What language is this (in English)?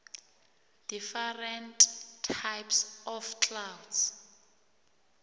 South Ndebele